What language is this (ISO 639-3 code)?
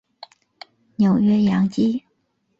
zho